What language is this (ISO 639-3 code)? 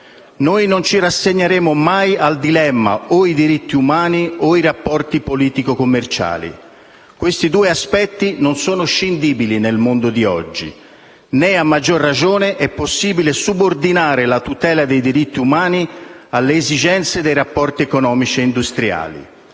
ita